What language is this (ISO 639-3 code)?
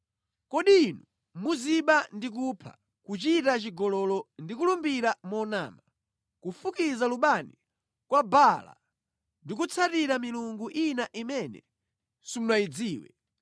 nya